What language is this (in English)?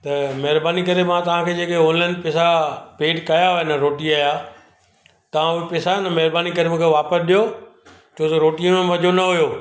Sindhi